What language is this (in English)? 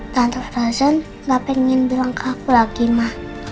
Indonesian